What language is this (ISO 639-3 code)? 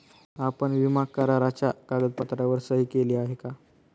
mar